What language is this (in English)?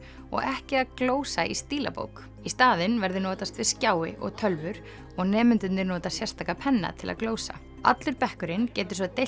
Icelandic